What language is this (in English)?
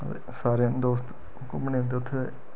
Dogri